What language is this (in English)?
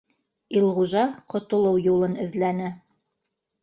Bashkir